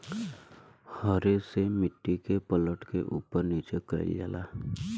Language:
Bhojpuri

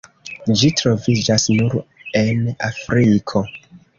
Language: Esperanto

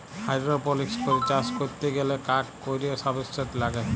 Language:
Bangla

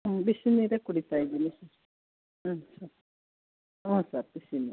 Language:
Kannada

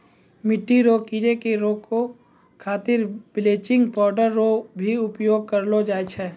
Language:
Maithili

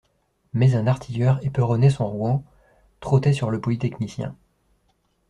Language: French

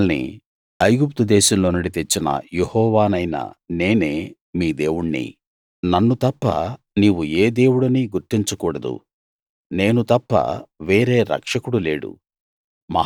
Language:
Telugu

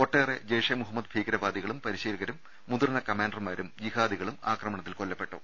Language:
Malayalam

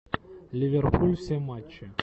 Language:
Russian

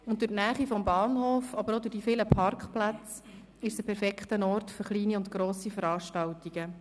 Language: Swiss German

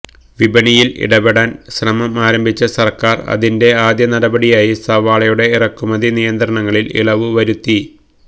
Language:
Malayalam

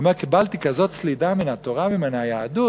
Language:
Hebrew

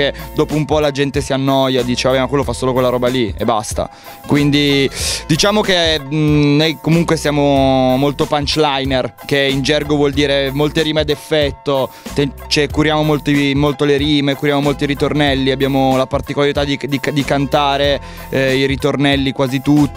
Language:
Italian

